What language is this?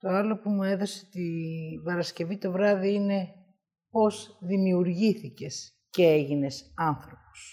Greek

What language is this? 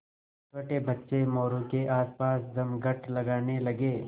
Hindi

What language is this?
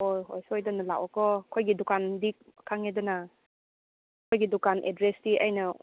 Manipuri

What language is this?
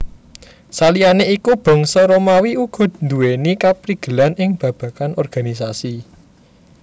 Javanese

